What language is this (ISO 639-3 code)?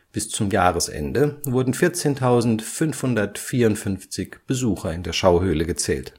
deu